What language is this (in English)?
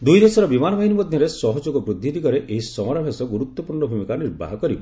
Odia